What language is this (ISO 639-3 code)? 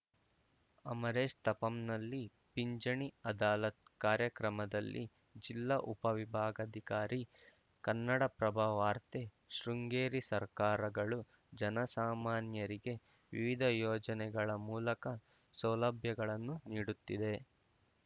kan